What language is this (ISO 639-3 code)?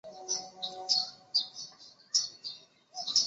zho